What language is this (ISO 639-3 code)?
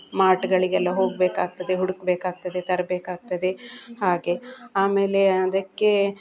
kan